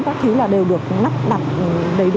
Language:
Vietnamese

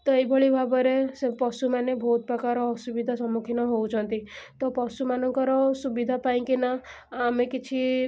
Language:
Odia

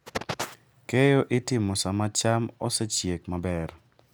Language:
Luo (Kenya and Tanzania)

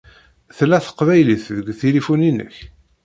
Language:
Kabyle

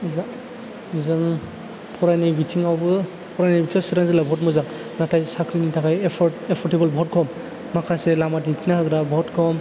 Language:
Bodo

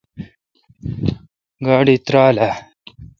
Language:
Kalkoti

